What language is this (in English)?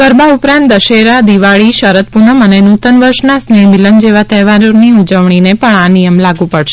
Gujarati